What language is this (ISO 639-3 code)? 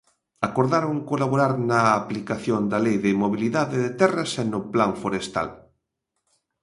glg